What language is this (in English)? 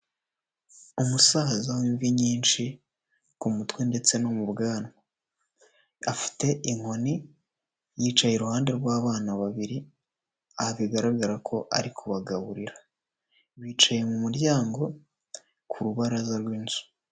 Kinyarwanda